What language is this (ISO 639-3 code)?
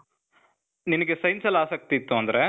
kan